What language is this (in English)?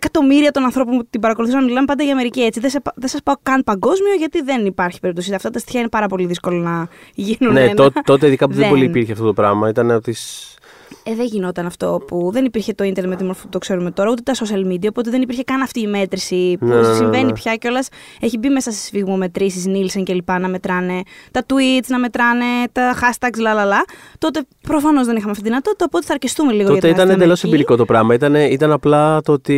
Greek